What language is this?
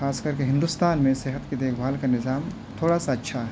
Urdu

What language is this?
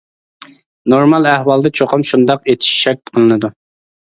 Uyghur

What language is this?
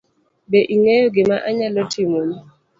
Luo (Kenya and Tanzania)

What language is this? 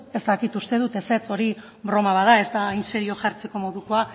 Basque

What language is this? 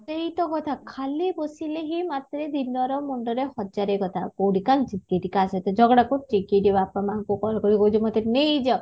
Odia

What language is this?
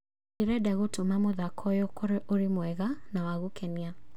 Kikuyu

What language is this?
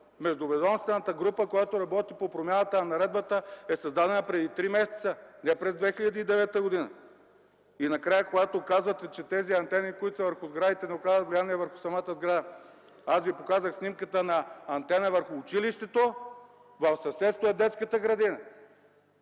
Bulgarian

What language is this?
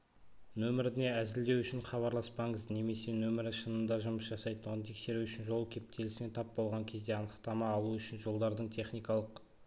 Kazakh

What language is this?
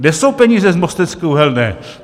Czech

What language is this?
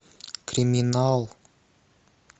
Russian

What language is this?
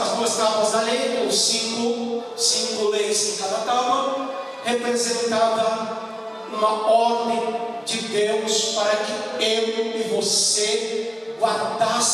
Portuguese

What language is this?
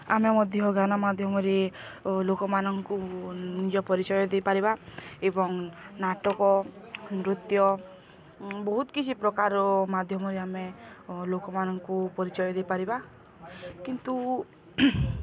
Odia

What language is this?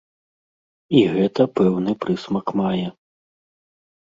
Belarusian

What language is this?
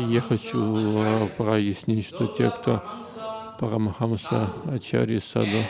Russian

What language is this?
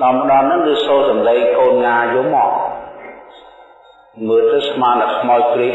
Vietnamese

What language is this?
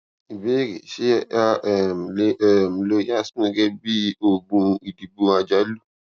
Yoruba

